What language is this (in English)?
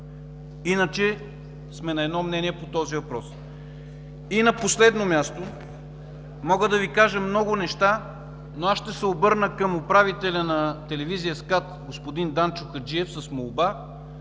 Bulgarian